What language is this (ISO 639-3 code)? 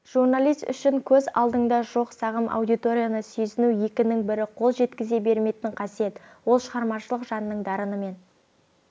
kaz